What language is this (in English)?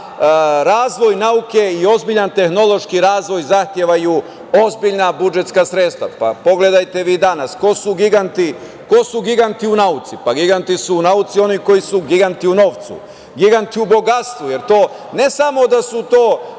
Serbian